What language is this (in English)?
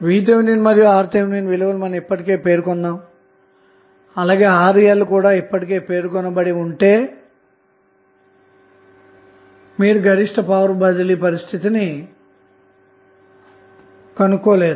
Telugu